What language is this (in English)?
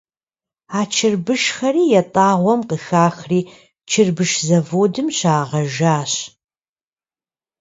Kabardian